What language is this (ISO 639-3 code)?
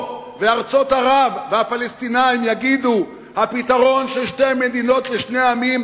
heb